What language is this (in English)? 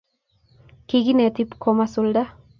Kalenjin